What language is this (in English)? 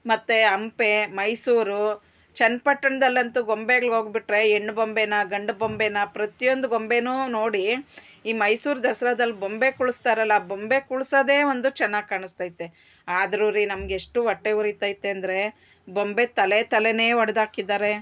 Kannada